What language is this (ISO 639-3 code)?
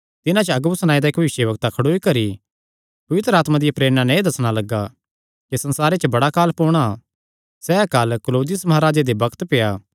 xnr